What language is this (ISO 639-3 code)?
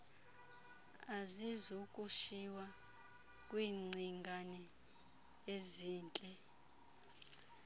xho